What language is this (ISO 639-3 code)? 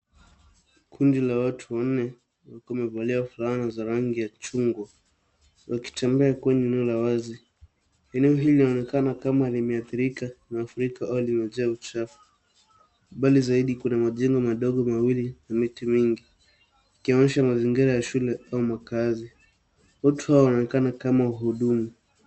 swa